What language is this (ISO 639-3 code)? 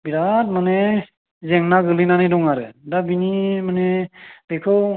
brx